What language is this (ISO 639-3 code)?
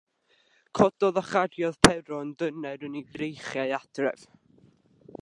cym